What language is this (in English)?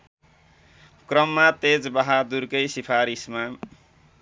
Nepali